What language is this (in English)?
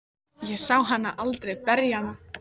Icelandic